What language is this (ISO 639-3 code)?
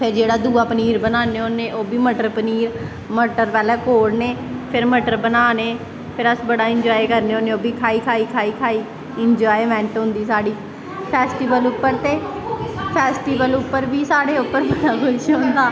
doi